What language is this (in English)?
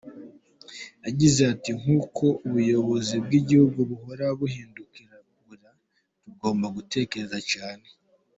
Kinyarwanda